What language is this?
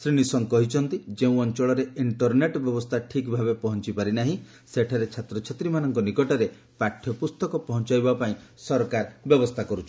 Odia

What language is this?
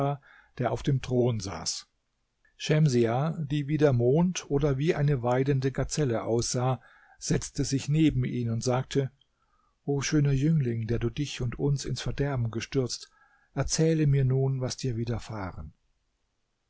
German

